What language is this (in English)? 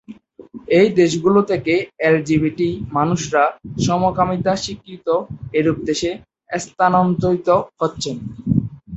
Bangla